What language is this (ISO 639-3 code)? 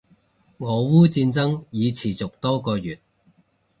yue